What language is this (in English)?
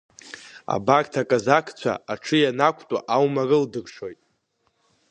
Abkhazian